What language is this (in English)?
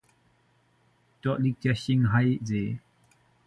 German